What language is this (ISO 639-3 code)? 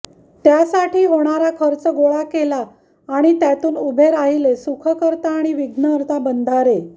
mar